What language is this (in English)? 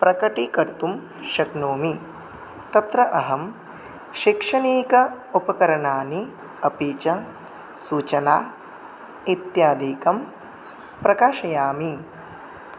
Sanskrit